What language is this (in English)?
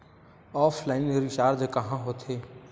Chhattisgarhi